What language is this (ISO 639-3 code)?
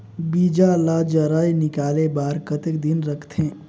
hne